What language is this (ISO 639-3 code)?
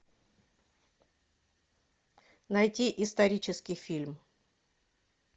rus